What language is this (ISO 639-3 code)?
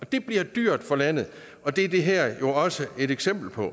dan